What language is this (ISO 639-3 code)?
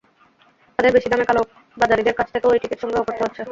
ben